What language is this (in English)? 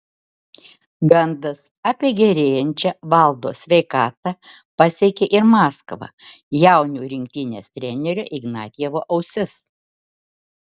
Lithuanian